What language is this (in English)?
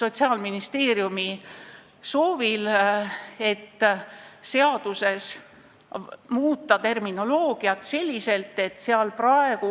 Estonian